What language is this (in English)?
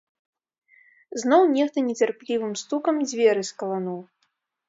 Belarusian